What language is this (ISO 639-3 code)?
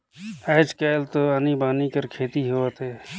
hne